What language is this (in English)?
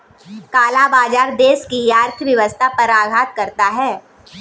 Hindi